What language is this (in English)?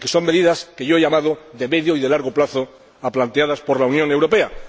Spanish